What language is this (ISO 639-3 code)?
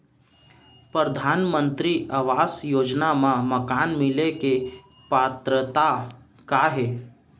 hne